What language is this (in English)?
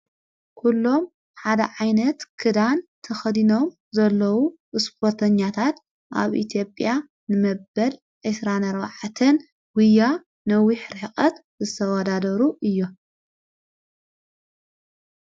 Tigrinya